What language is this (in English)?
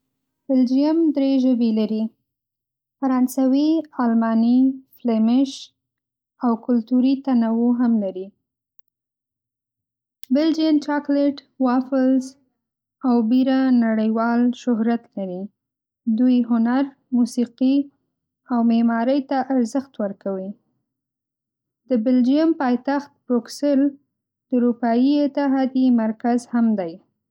Pashto